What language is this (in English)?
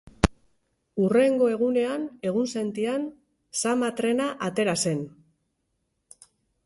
Basque